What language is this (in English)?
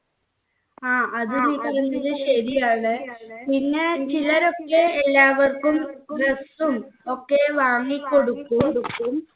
Malayalam